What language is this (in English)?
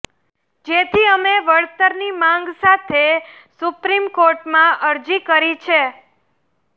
Gujarati